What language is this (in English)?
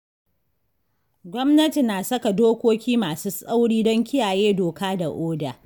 Hausa